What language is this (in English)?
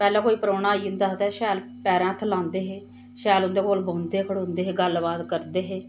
Dogri